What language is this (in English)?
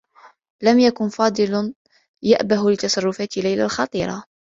Arabic